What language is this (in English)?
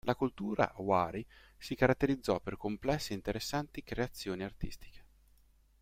Italian